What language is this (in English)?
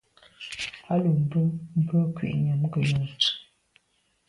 Medumba